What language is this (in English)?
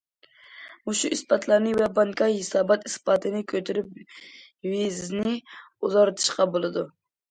Uyghur